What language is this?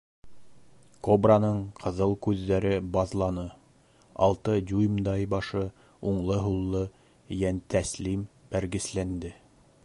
Bashkir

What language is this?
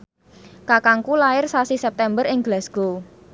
Javanese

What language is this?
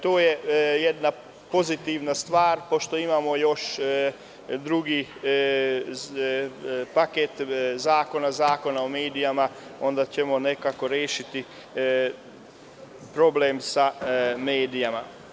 Serbian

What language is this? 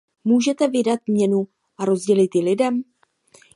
Czech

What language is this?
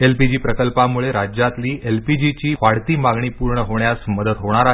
Marathi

